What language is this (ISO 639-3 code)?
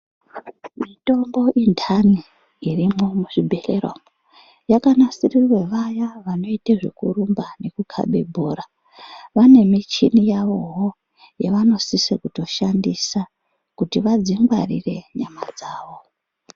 ndc